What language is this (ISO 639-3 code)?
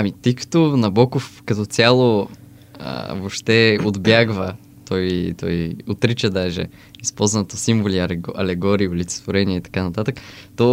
bul